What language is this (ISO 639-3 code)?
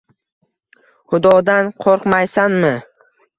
uzb